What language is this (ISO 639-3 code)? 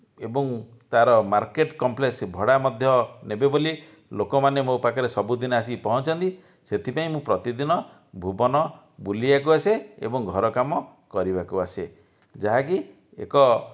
ori